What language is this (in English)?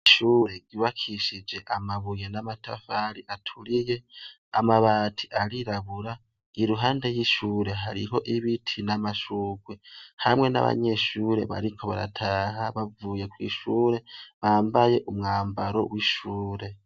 Rundi